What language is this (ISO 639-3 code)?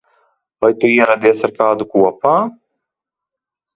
lav